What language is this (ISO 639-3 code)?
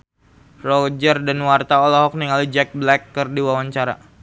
sun